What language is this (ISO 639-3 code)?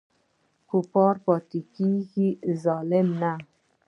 pus